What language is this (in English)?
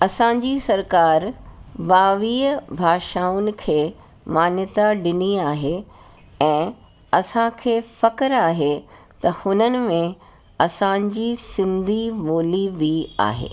Sindhi